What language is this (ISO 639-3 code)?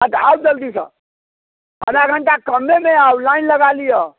mai